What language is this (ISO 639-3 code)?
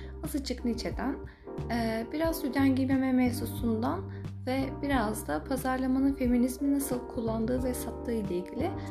tur